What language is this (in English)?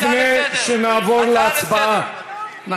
Hebrew